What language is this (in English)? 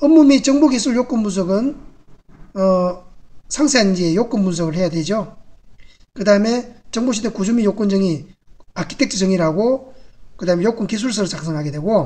Korean